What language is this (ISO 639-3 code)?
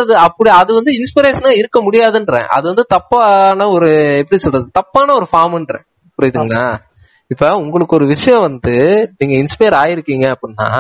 tam